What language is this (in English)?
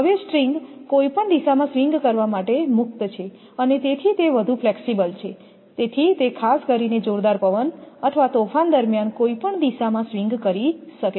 Gujarati